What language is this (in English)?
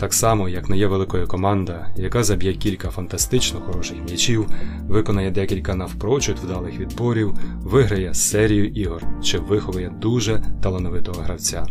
Ukrainian